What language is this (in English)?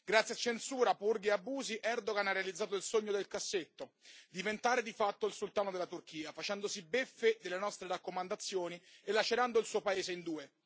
Italian